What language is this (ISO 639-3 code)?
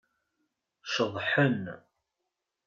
kab